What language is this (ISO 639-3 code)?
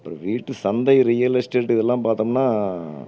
tam